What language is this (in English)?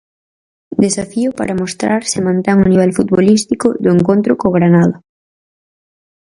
Galician